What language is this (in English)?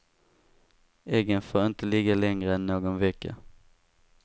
Swedish